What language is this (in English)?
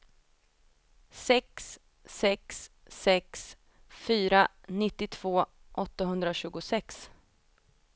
Swedish